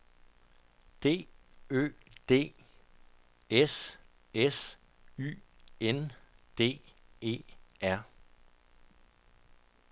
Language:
Danish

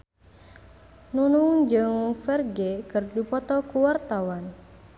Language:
Sundanese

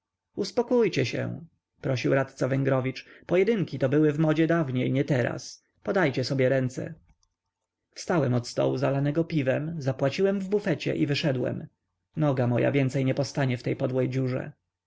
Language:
Polish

